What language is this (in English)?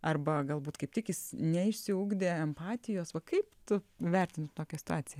Lithuanian